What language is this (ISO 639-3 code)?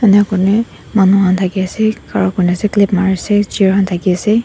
nag